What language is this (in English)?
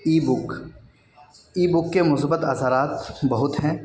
Urdu